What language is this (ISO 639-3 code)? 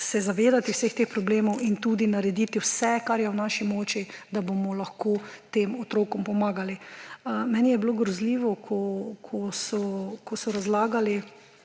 slv